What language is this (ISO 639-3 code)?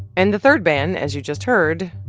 eng